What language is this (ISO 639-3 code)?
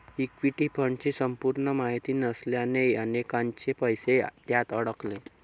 mar